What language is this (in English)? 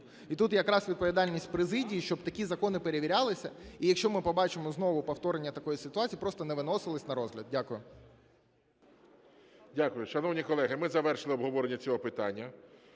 Ukrainian